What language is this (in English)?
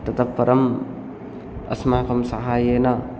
Sanskrit